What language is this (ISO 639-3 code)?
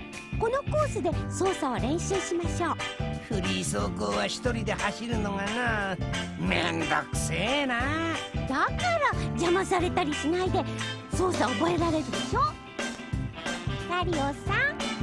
jpn